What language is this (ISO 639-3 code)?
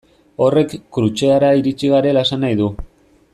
eus